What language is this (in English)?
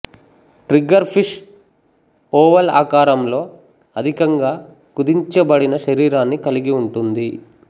Telugu